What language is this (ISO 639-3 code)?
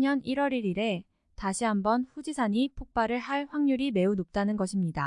kor